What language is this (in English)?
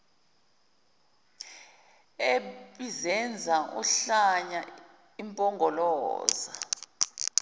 Zulu